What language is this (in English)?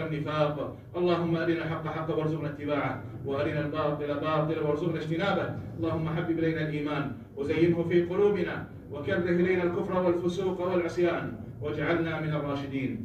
Arabic